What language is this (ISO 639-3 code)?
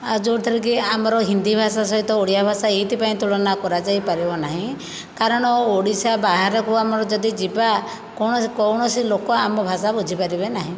ori